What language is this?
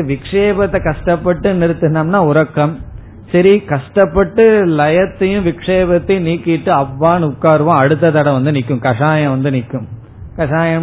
Tamil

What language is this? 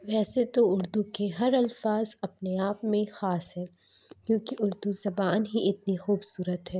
Urdu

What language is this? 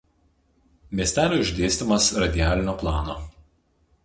Lithuanian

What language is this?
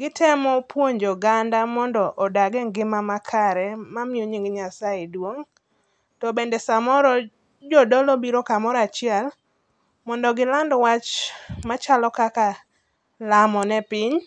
Luo (Kenya and Tanzania)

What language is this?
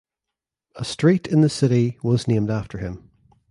English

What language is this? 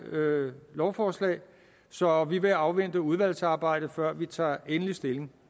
Danish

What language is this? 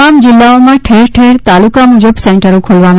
Gujarati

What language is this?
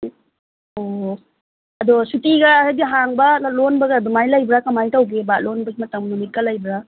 Manipuri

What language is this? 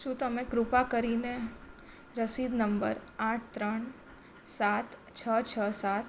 Gujarati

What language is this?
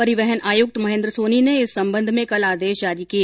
Hindi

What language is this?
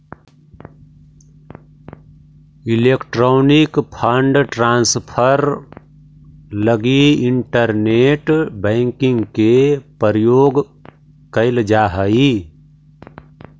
Magahi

